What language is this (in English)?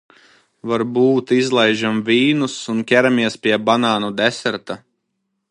Latvian